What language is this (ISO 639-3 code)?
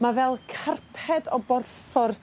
cym